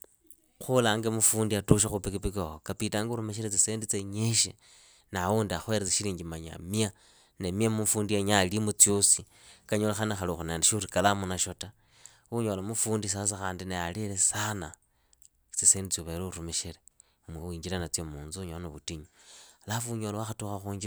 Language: Idakho-Isukha-Tiriki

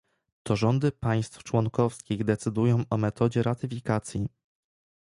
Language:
Polish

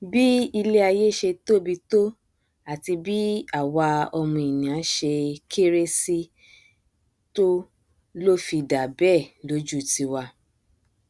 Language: Yoruba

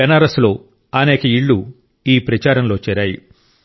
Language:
Telugu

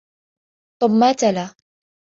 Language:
Arabic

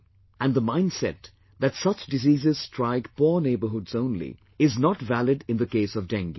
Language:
English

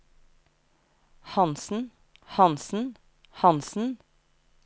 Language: Norwegian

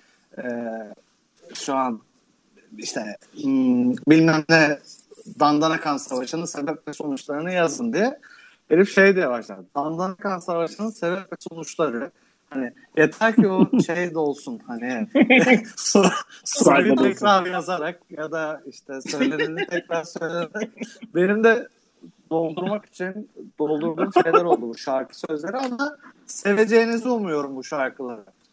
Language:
Turkish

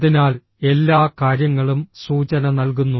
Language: Malayalam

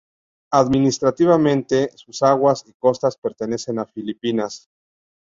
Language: Spanish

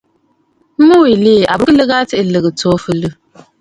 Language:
Bafut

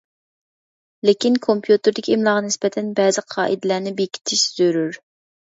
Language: Uyghur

